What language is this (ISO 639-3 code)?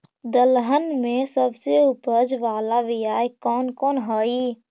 mag